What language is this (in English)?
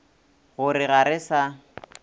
Northern Sotho